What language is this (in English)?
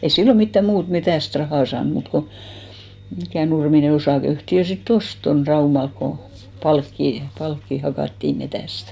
Finnish